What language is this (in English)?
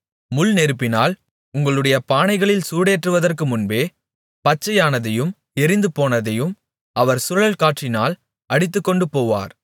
Tamil